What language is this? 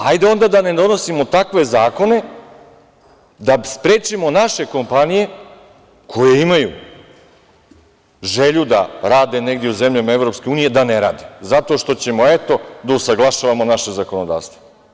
Serbian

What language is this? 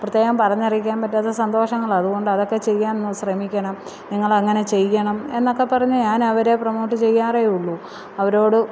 Malayalam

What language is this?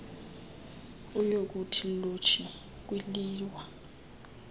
Xhosa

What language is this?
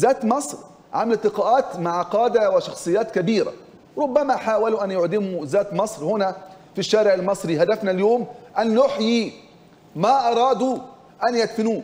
Arabic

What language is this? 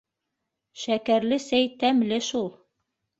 Bashkir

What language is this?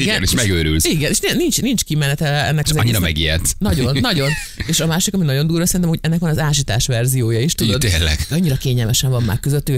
Hungarian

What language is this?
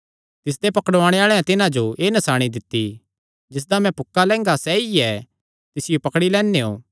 Kangri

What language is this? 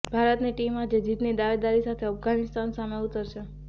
Gujarati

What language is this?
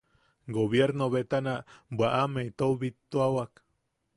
Yaqui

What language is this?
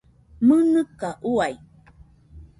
Nüpode Huitoto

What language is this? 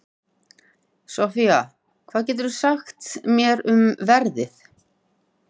Icelandic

